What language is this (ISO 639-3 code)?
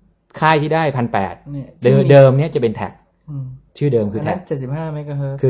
tha